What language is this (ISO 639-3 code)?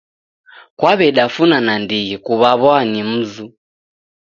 dav